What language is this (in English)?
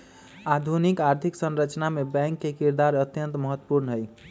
Magahi